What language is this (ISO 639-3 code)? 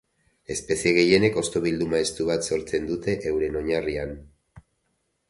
eus